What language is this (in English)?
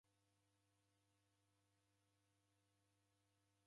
Taita